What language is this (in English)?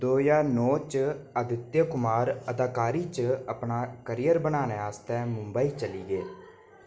Dogri